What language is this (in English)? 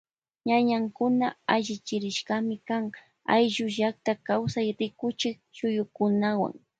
Loja Highland Quichua